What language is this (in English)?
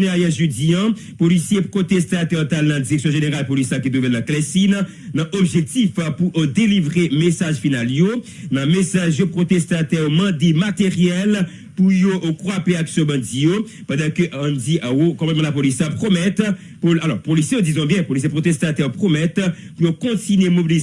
French